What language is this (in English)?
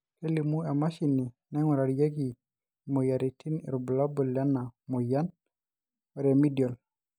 Masai